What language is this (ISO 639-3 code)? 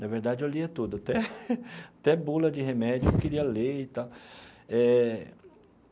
por